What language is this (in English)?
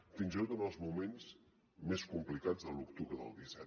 Catalan